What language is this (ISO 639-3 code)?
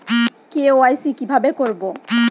ben